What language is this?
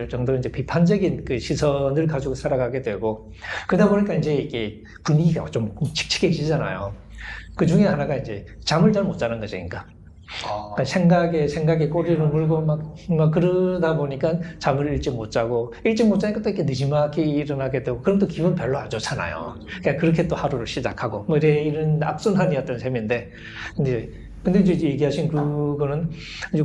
Korean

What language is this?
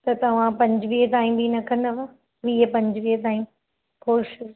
Sindhi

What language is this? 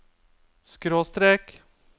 Norwegian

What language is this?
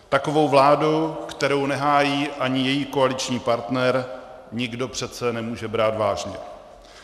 Czech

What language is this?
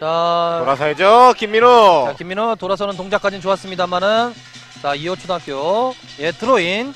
Korean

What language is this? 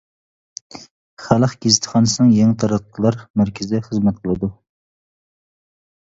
Uyghur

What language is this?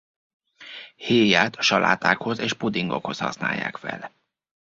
Hungarian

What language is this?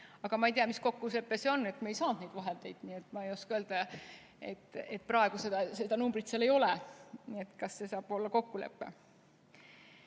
Estonian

